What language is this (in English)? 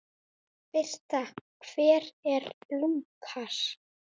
Icelandic